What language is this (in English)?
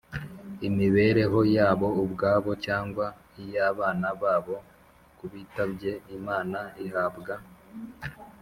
Kinyarwanda